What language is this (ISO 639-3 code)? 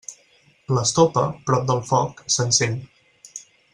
cat